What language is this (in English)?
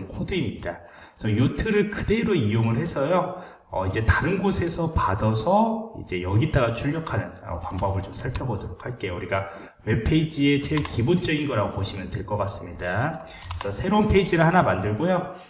Korean